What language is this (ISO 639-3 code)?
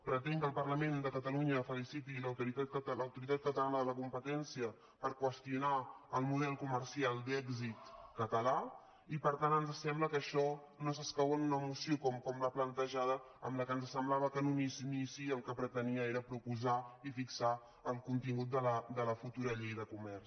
cat